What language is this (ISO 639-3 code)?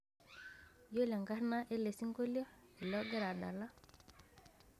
mas